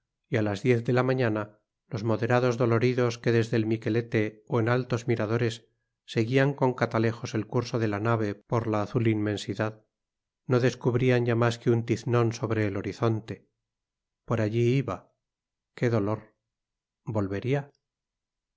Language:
Spanish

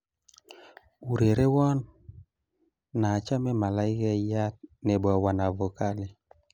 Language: Kalenjin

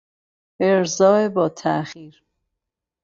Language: Persian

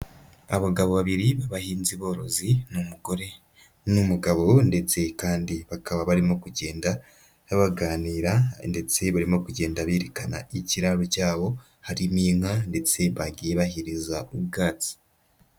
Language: Kinyarwanda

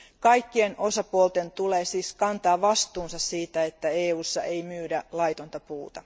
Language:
Finnish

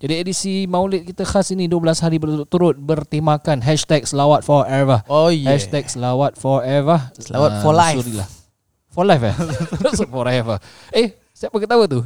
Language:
Malay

